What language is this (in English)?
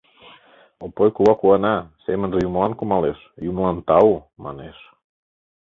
Mari